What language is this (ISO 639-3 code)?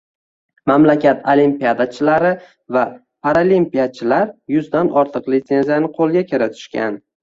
uzb